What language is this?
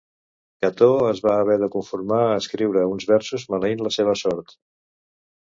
Catalan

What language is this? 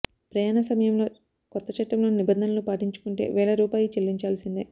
Telugu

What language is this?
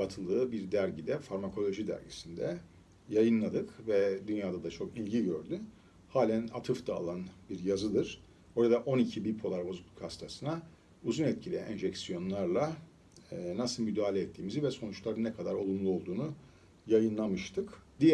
Turkish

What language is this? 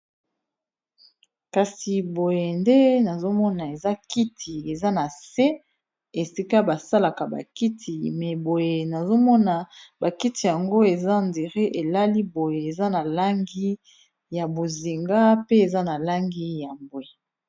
Lingala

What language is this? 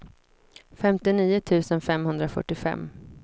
Swedish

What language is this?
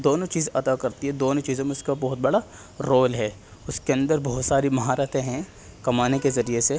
Urdu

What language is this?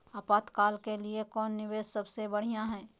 Magahi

